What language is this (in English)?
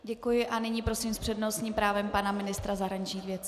Czech